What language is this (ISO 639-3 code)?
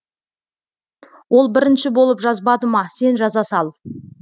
kaz